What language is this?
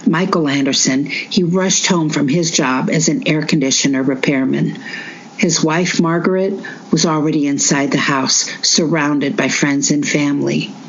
English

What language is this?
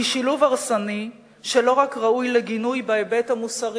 Hebrew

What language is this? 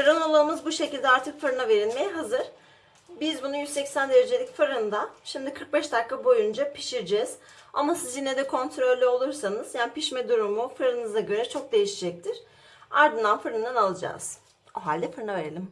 Turkish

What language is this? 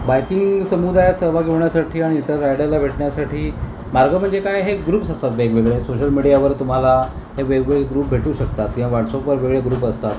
Marathi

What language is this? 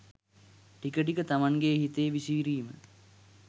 Sinhala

